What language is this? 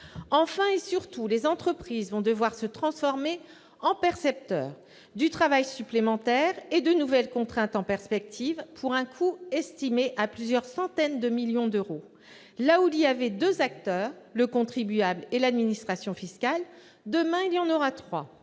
French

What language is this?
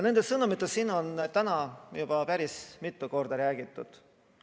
Estonian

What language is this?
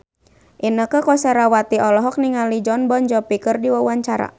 Sundanese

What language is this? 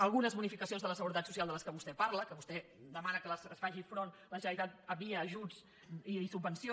Catalan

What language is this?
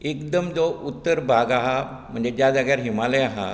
Konkani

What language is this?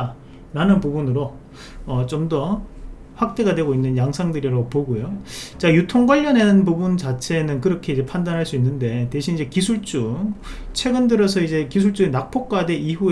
Korean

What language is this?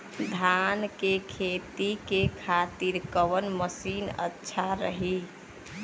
Bhojpuri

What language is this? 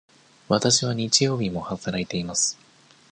Japanese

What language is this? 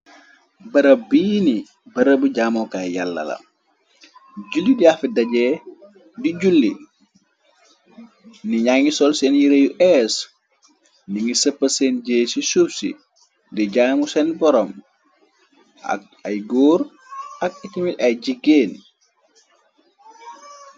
Wolof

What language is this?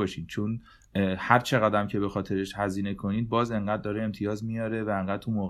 Persian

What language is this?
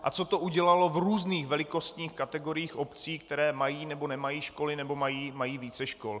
Czech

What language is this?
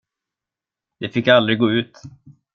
Swedish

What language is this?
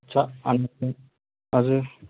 Nepali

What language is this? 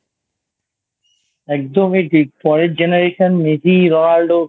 Bangla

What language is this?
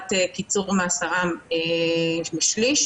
Hebrew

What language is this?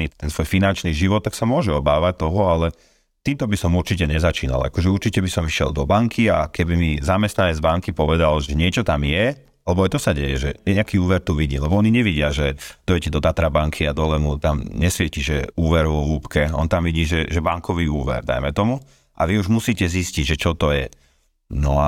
Slovak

